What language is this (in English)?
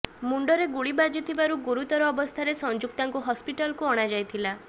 Odia